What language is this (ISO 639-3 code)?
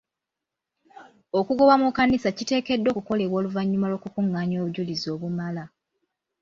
lug